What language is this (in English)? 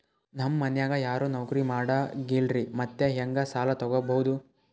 Kannada